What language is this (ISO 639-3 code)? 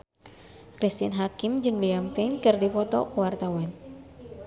sun